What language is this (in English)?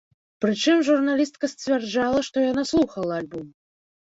Belarusian